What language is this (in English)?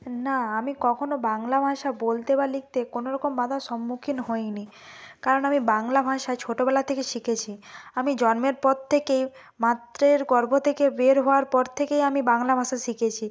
Bangla